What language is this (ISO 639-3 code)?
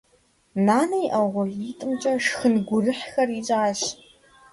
kbd